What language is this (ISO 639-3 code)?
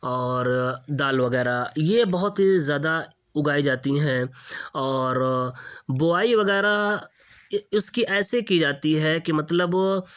urd